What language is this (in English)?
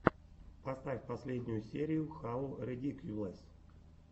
Russian